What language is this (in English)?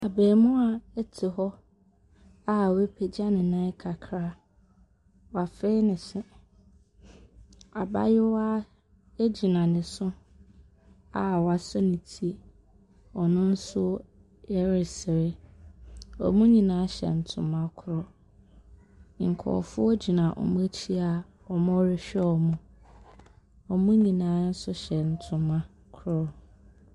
Akan